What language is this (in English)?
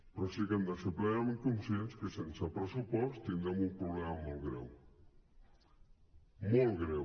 Catalan